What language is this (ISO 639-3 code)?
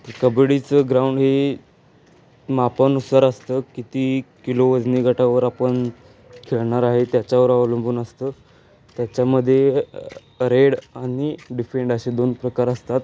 mar